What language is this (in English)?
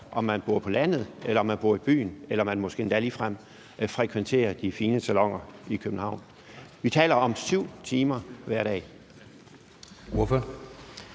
Danish